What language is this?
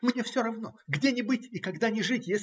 Russian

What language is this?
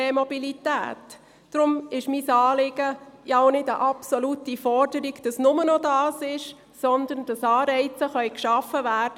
Swiss German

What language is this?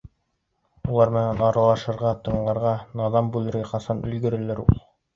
Bashkir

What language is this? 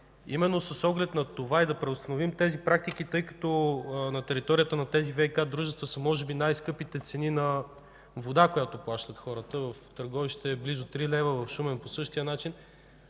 Bulgarian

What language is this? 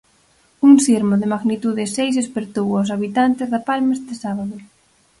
Galician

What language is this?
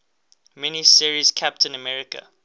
English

